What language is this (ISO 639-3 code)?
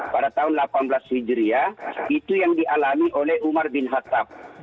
ind